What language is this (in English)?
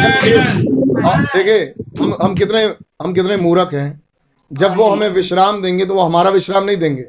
Hindi